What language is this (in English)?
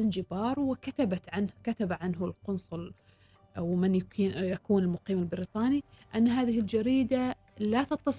Arabic